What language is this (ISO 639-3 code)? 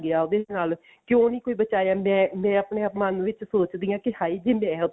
pan